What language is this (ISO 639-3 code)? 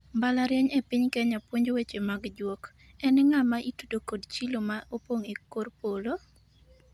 luo